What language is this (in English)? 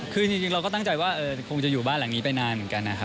Thai